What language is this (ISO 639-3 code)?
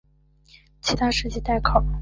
zho